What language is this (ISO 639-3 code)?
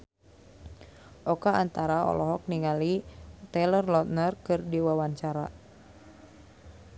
sun